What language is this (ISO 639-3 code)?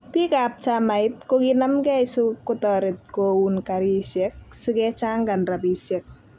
kln